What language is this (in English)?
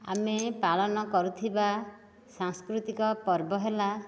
Odia